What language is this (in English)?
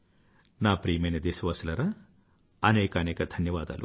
Telugu